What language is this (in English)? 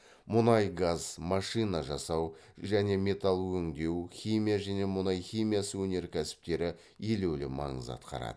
Kazakh